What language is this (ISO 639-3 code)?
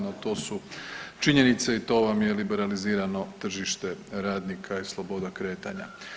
hrv